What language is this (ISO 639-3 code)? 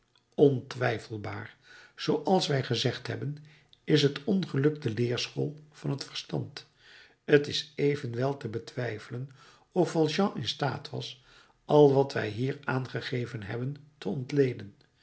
nld